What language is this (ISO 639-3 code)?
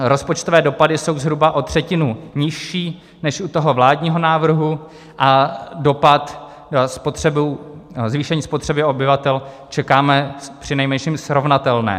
ces